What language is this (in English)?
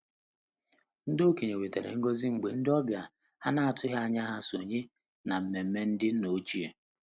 Igbo